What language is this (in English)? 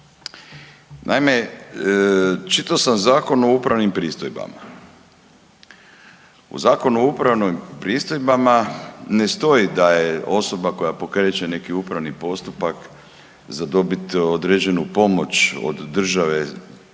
Croatian